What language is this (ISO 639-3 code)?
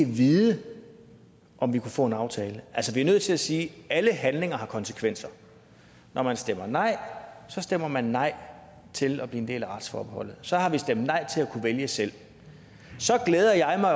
dan